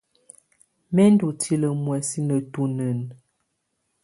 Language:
Tunen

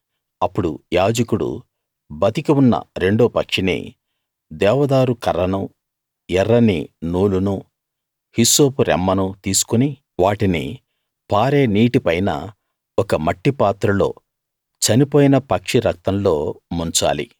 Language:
Telugu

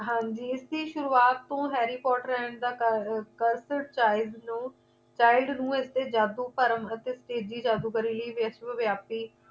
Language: Punjabi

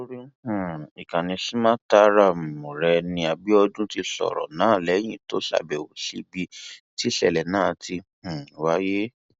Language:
Yoruba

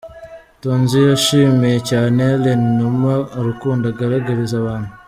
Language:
Kinyarwanda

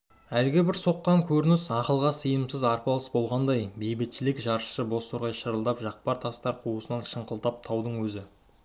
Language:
Kazakh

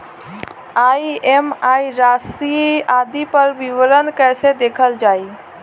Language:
Bhojpuri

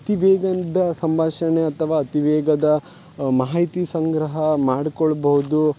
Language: Kannada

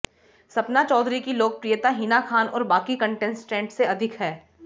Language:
Hindi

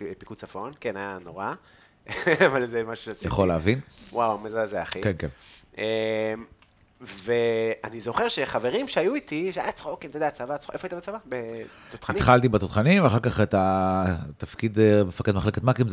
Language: Hebrew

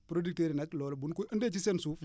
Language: Wolof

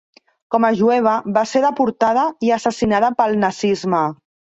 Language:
Catalan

